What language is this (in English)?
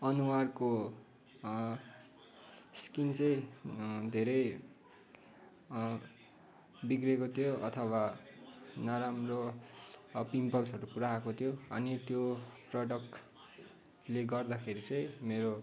Nepali